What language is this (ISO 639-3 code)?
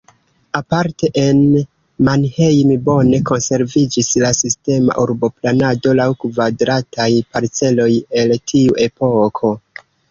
epo